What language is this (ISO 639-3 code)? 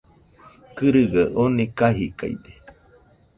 hux